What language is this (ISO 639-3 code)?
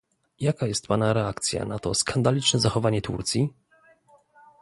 pol